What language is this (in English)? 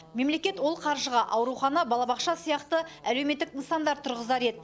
Kazakh